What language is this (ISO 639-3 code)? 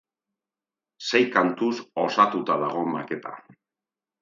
eus